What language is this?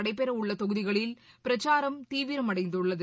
Tamil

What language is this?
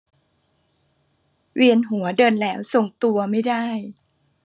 Thai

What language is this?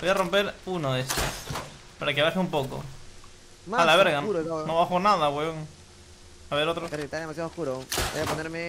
Spanish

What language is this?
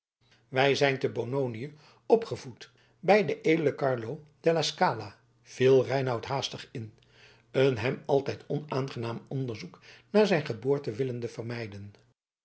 Dutch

